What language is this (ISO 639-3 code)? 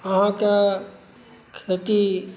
mai